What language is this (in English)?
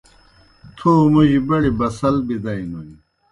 Kohistani Shina